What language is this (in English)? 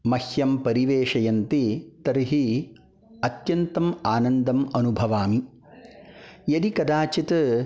Sanskrit